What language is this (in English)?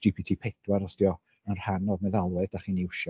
Welsh